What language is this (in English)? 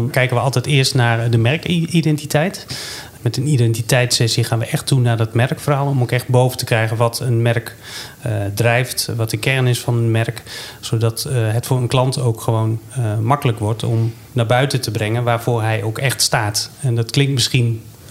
Dutch